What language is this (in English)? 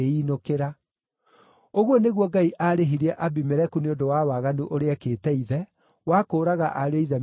Kikuyu